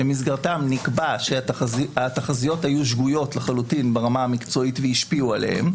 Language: Hebrew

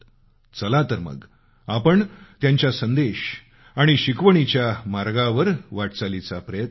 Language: Marathi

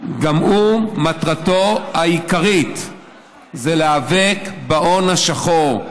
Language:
Hebrew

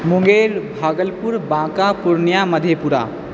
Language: Maithili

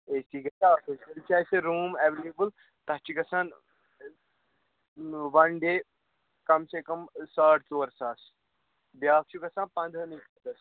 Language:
Kashmiri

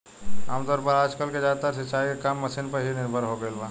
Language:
Bhojpuri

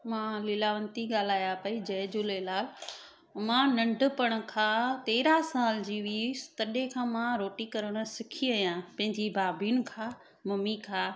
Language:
Sindhi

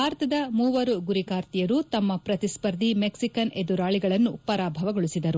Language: Kannada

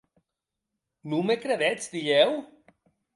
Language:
Occitan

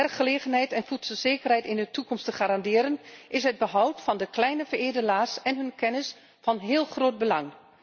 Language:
Dutch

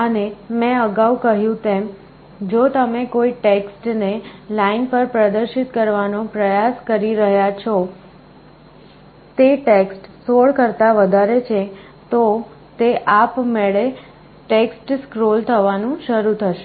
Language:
Gujarati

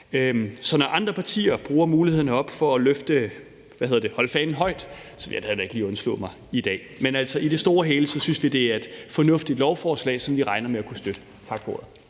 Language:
Danish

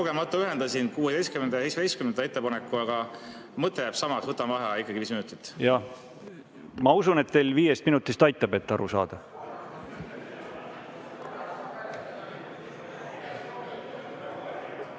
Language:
Estonian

